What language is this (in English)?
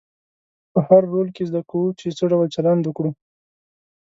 Pashto